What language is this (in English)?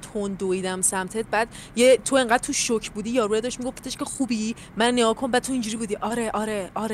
Persian